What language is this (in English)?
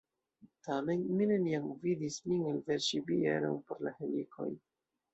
Esperanto